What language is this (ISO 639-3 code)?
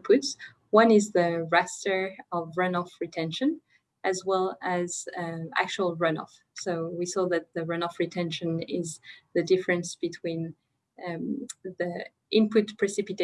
eng